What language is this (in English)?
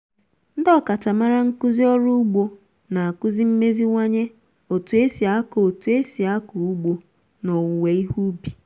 Igbo